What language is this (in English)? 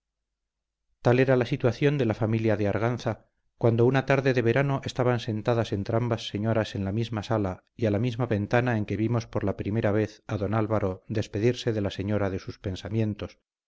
Spanish